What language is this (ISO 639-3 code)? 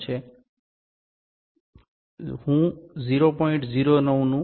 guj